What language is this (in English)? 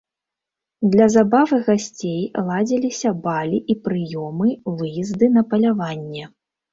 Belarusian